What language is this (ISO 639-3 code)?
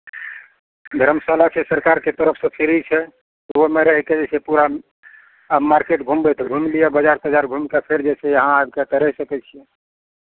mai